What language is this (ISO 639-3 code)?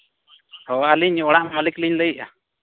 sat